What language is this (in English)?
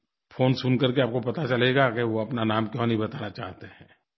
Hindi